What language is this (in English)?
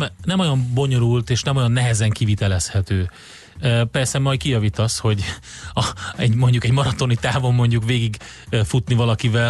Hungarian